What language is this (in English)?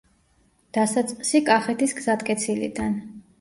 Georgian